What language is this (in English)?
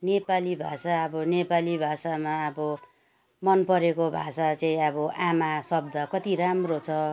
Nepali